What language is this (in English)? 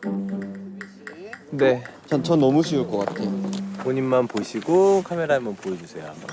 Korean